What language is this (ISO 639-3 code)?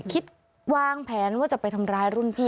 tha